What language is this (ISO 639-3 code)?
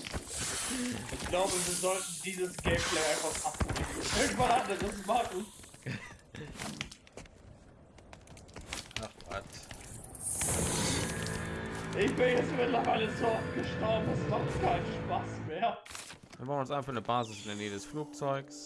deu